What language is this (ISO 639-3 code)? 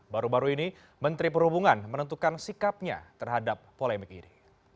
ind